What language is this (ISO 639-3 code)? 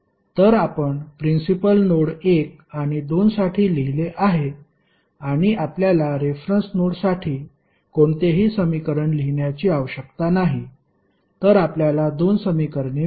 mar